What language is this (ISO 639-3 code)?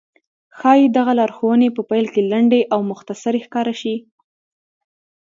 pus